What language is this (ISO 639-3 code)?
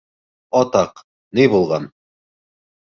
bak